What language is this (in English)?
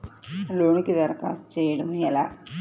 Telugu